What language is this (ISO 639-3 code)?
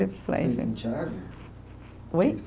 por